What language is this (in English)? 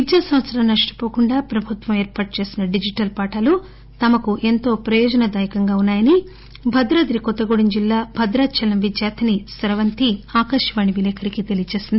Telugu